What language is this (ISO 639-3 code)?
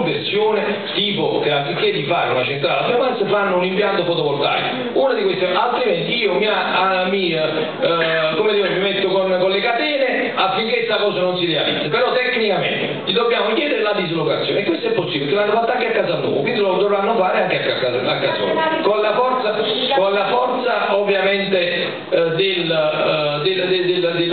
ita